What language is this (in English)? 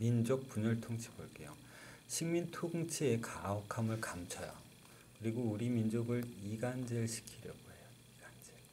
Korean